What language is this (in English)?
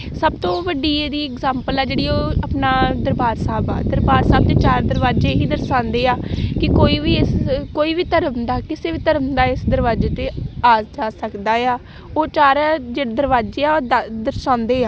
Punjabi